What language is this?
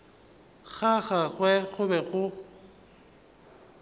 Northern Sotho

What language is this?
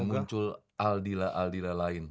Indonesian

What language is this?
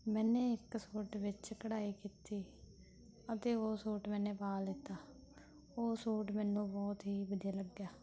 Punjabi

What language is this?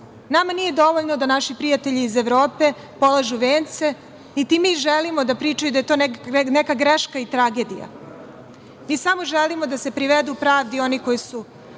Serbian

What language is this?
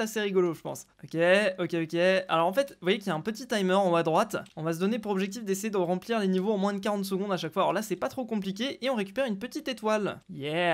French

